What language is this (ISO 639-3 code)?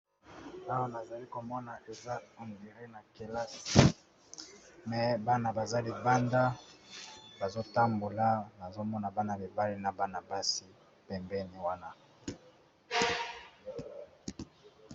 lin